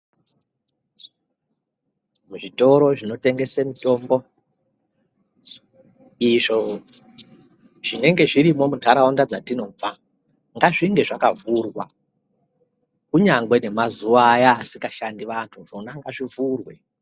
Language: Ndau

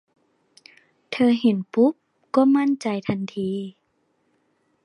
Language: Thai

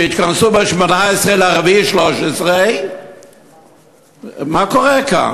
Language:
Hebrew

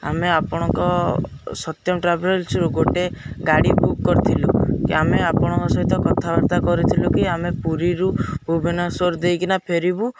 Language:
Odia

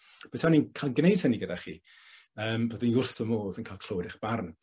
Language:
Welsh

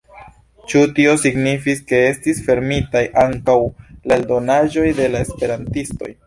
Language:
Esperanto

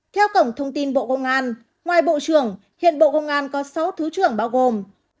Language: Vietnamese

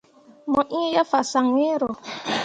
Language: Mundang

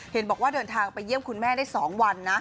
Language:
Thai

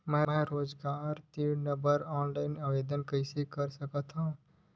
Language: Chhattisgarhi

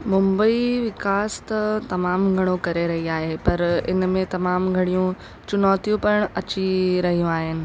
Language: Sindhi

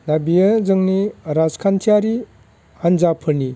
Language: Bodo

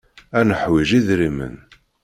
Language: Kabyle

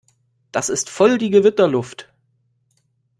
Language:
German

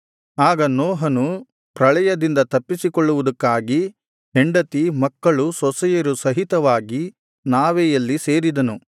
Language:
Kannada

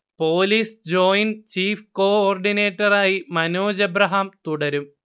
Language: Malayalam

